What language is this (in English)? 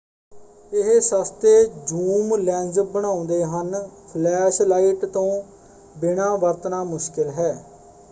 Punjabi